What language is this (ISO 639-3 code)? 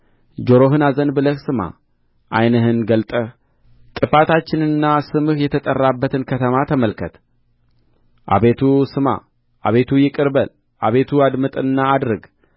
amh